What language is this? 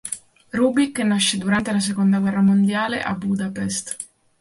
Italian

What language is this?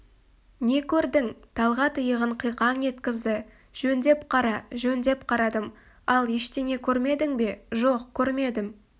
Kazakh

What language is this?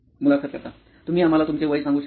Marathi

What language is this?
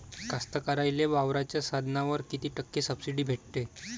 Marathi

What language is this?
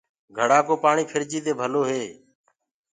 Gurgula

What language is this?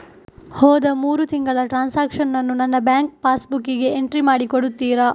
Kannada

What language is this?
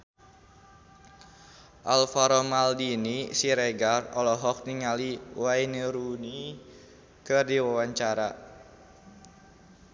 Sundanese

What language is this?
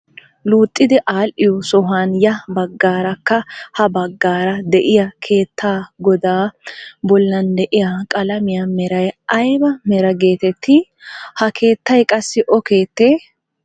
Wolaytta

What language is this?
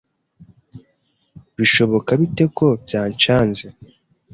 Kinyarwanda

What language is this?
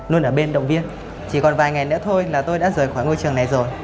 Vietnamese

